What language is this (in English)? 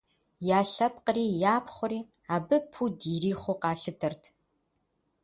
Kabardian